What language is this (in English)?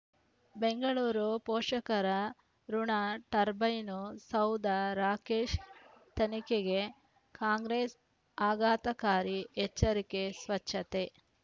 Kannada